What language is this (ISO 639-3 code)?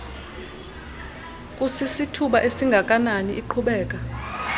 xho